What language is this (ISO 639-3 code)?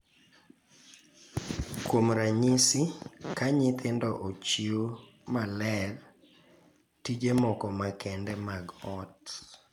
luo